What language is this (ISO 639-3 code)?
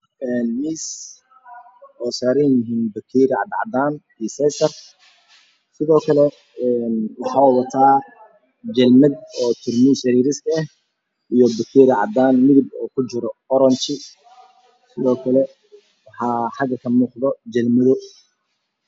som